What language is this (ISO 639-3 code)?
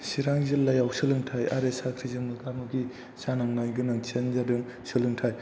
brx